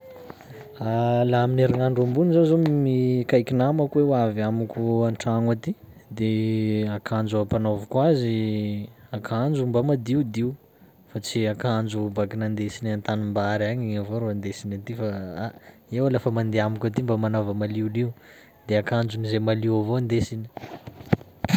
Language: Sakalava Malagasy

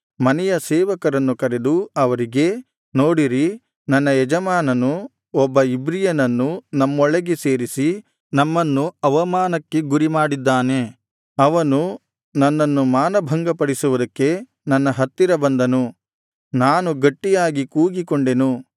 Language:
Kannada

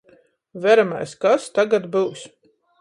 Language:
Latgalian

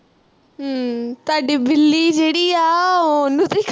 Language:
Punjabi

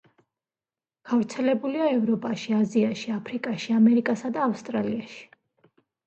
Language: Georgian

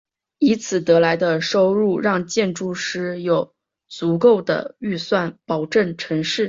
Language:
Chinese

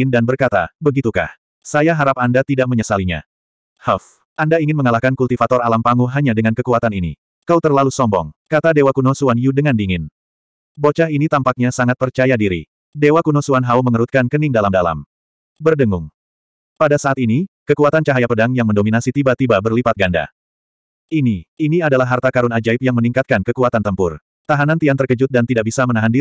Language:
Indonesian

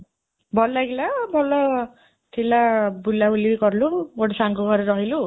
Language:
Odia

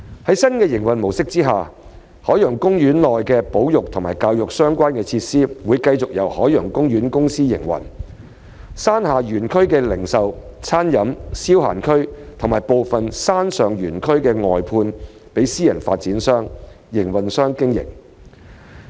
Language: Cantonese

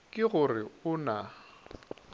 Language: Northern Sotho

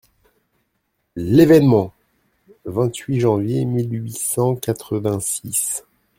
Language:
French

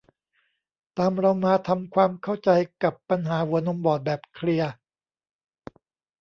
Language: Thai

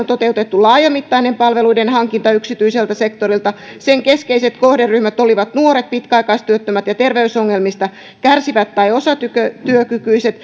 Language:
Finnish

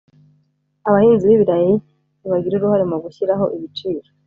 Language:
Kinyarwanda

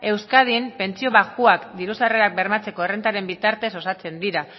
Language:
Basque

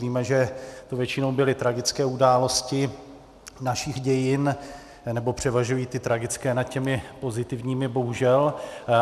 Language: Czech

